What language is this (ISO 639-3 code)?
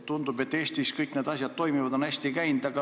est